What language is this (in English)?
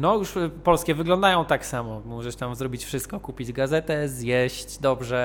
Polish